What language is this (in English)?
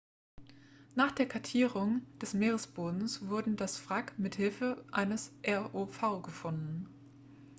German